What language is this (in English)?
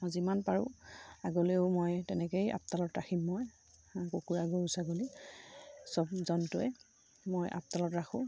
Assamese